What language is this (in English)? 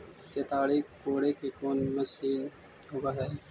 Magahi